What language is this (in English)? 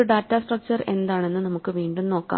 Malayalam